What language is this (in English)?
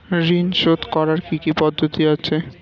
Bangla